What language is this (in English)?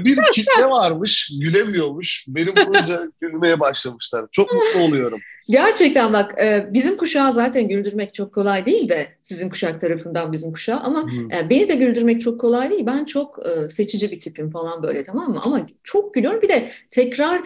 Turkish